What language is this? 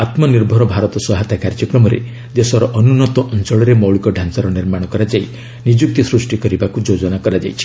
Odia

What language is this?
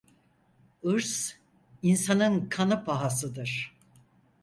Turkish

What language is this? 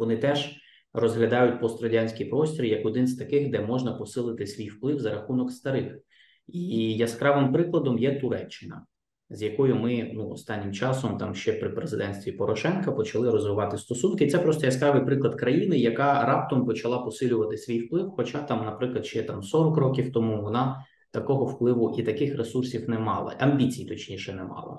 Ukrainian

